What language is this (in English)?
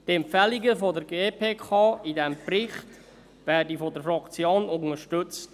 Swiss German